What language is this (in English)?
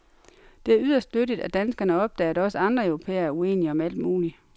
Danish